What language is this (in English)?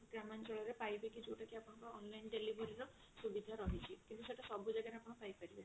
Odia